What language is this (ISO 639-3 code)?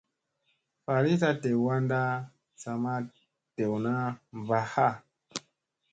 mse